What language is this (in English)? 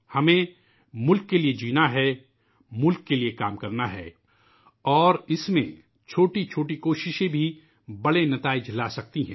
Urdu